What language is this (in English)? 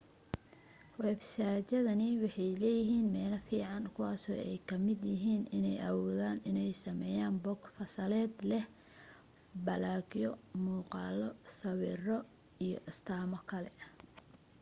Somali